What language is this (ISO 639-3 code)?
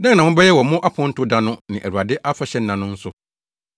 aka